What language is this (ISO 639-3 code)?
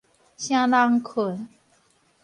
nan